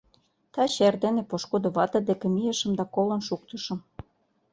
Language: Mari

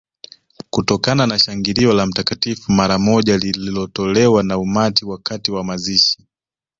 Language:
Swahili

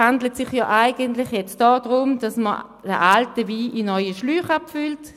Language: Swiss German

